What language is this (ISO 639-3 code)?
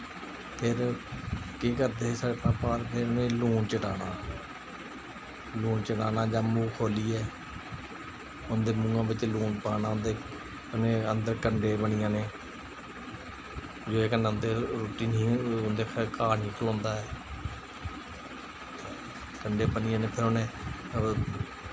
doi